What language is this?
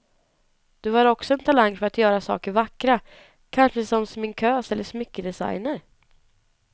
Swedish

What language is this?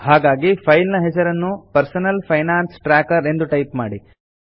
Kannada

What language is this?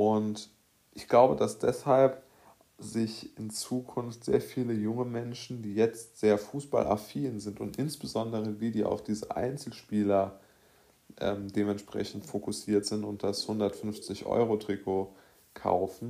German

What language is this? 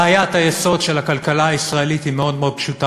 Hebrew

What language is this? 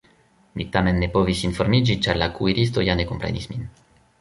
Esperanto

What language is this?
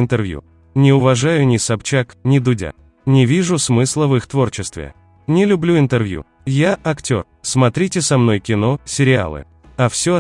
Russian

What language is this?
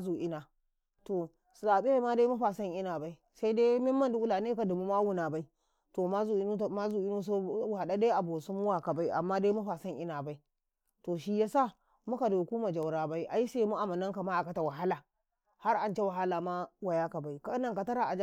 Karekare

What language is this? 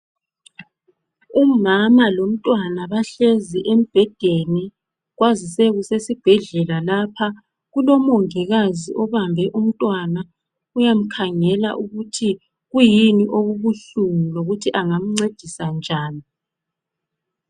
North Ndebele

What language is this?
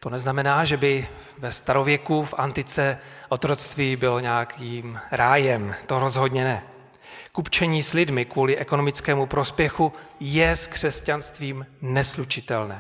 Czech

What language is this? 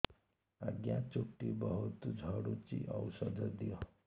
Odia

